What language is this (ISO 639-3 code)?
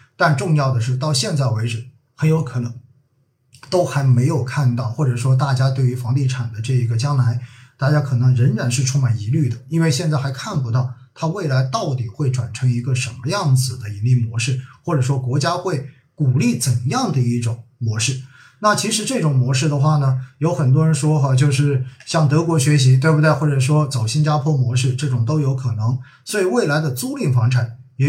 zho